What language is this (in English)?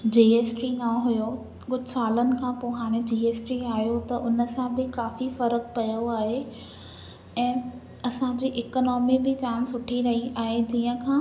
Sindhi